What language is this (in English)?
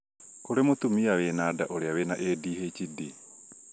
Kikuyu